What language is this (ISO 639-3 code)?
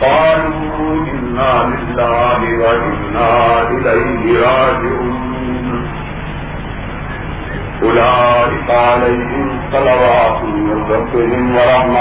urd